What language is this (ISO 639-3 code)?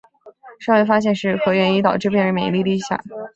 zho